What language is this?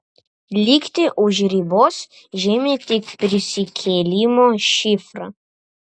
Lithuanian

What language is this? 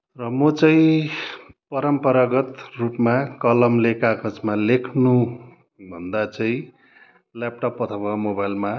Nepali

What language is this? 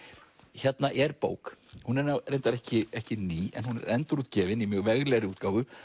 Icelandic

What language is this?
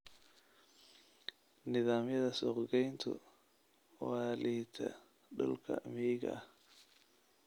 Somali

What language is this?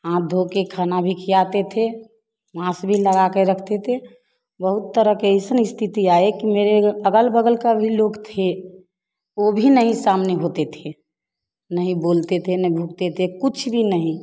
Hindi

